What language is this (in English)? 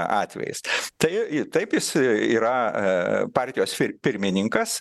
Lithuanian